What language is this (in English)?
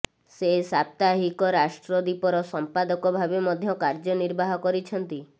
Odia